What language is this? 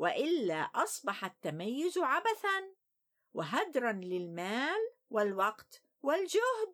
Arabic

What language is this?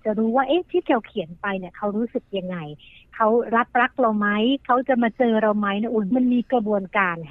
Thai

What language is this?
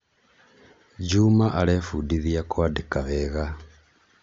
Kikuyu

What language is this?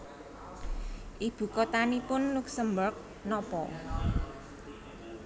Javanese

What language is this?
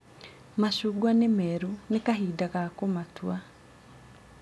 Kikuyu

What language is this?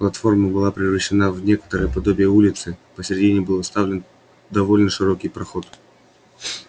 Russian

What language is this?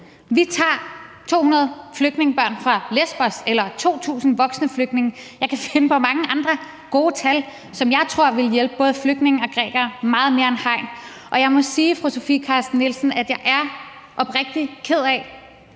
Danish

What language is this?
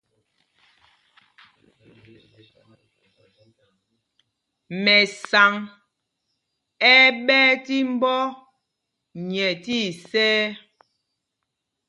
Mpumpong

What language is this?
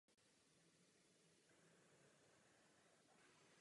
Czech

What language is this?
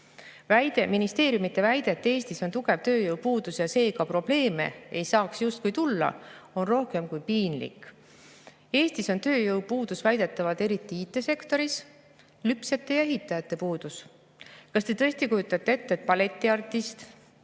Estonian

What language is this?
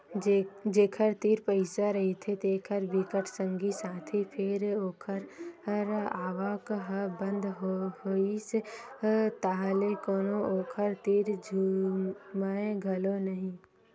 Chhattisgarhi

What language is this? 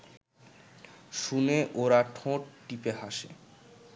Bangla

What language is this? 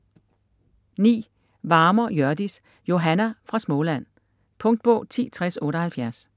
Danish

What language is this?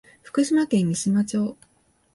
Japanese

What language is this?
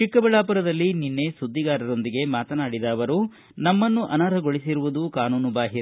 Kannada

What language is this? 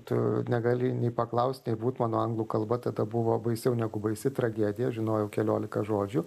Lithuanian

